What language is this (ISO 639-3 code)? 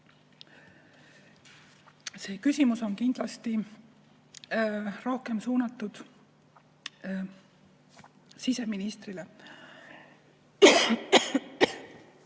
est